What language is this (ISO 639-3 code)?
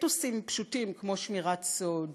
heb